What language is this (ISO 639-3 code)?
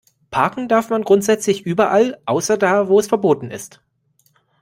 deu